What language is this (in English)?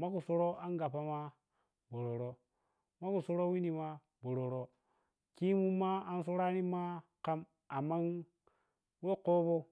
Piya-Kwonci